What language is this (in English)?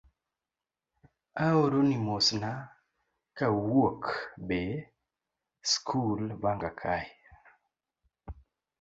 Luo (Kenya and Tanzania)